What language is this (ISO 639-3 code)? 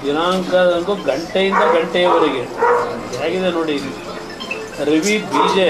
kan